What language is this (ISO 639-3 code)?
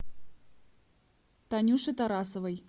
rus